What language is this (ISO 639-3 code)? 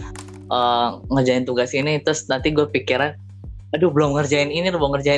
ind